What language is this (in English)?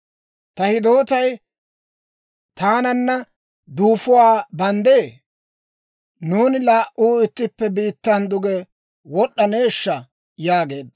Dawro